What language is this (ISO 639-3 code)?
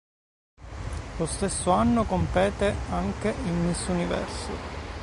ita